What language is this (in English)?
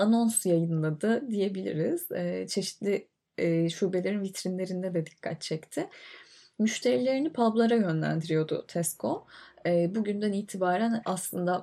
Turkish